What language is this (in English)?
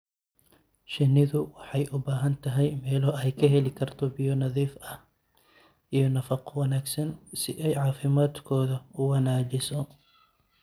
Somali